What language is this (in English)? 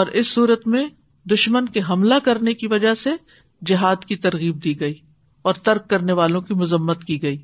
Urdu